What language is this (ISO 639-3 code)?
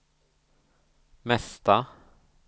swe